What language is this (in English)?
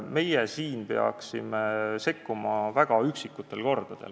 Estonian